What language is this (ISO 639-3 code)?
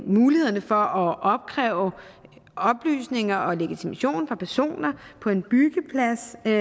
dan